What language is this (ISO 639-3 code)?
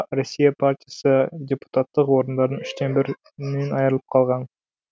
kaz